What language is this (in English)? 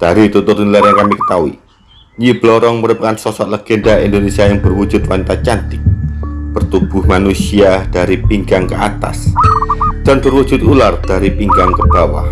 Indonesian